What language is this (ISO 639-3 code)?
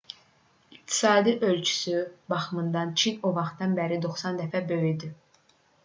aze